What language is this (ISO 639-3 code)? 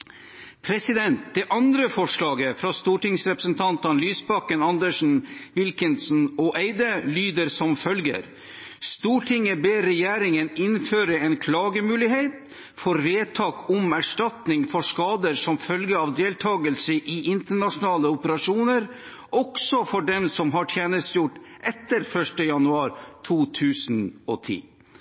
nob